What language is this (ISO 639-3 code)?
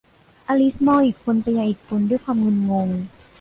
tha